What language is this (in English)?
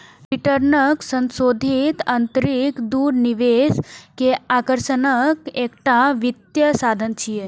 Maithili